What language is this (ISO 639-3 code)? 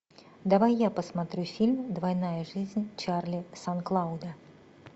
rus